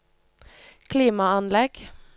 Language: Norwegian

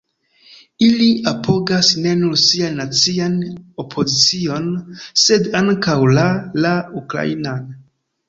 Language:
Esperanto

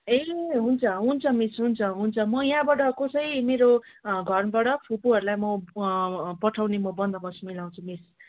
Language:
Nepali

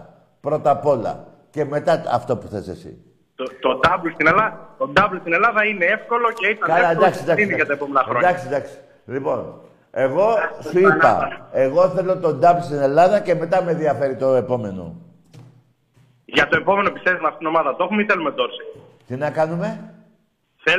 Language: Greek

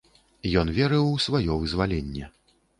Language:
Belarusian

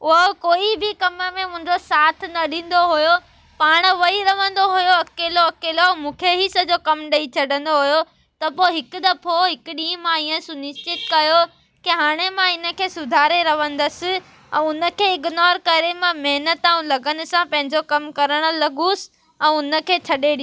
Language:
Sindhi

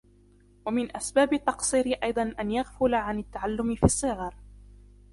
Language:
Arabic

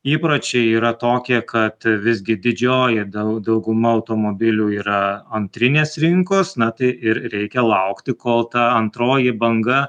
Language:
Lithuanian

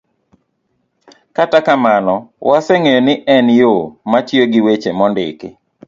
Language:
Luo (Kenya and Tanzania)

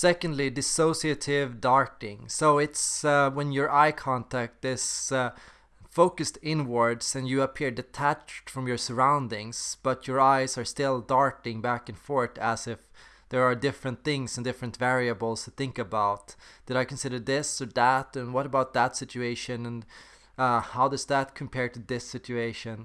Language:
English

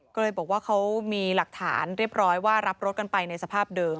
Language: Thai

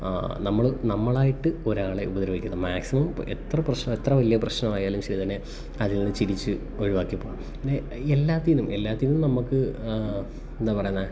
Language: Malayalam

